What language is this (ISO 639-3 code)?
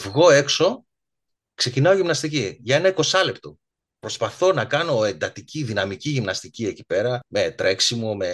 ell